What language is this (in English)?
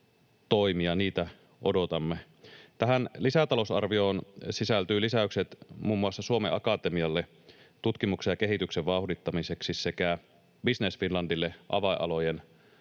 Finnish